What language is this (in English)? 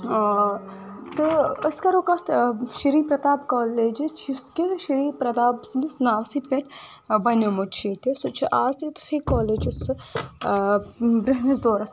Kashmiri